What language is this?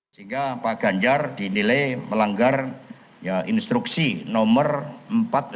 Indonesian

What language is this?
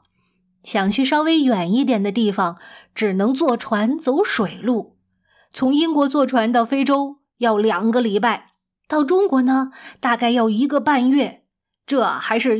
Chinese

